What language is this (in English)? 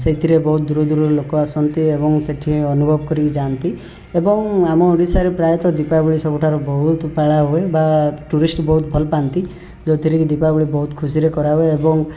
Odia